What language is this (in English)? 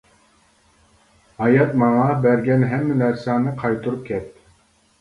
Uyghur